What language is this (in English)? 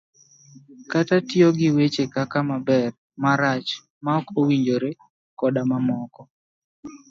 Luo (Kenya and Tanzania)